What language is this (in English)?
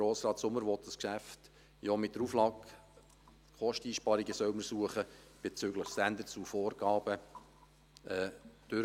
Swiss German